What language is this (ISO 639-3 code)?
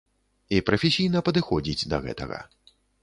bel